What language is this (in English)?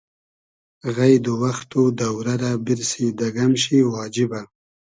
Hazaragi